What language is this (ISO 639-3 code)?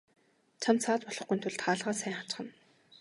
mon